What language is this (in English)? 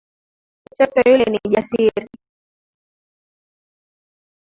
Swahili